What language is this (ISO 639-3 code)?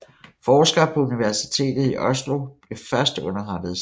dan